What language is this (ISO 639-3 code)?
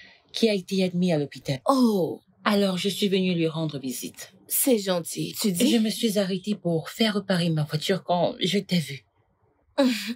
fra